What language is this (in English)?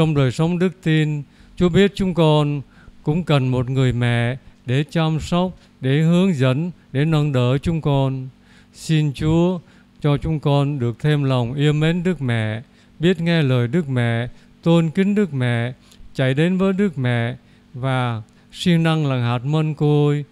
Vietnamese